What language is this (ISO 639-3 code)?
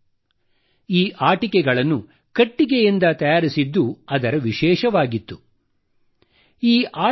kan